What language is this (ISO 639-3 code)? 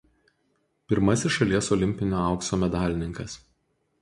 lit